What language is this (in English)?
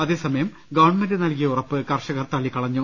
Malayalam